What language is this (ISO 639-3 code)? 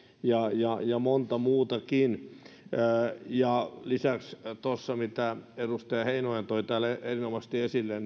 fin